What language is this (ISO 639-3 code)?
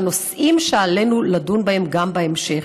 heb